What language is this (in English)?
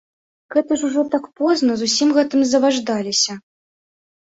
Belarusian